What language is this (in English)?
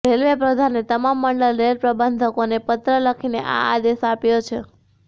Gujarati